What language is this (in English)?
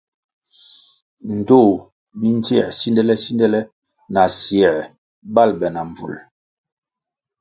Kwasio